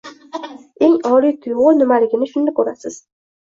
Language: Uzbek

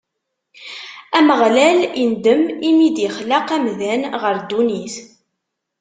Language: Kabyle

